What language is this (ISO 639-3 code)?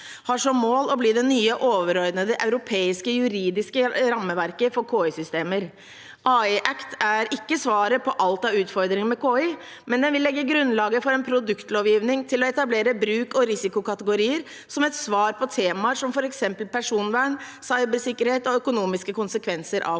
nor